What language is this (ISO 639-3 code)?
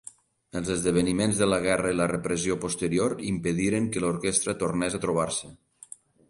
cat